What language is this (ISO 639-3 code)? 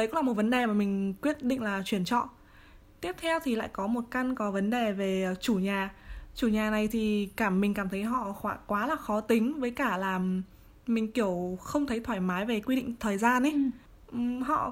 vie